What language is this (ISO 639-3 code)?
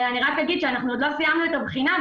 heb